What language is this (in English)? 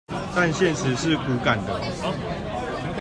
Chinese